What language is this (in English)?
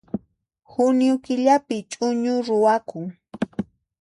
Puno Quechua